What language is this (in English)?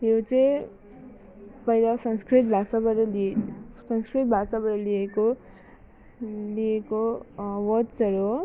Nepali